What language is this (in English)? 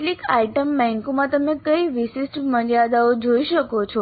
Gujarati